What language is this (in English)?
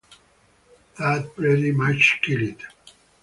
English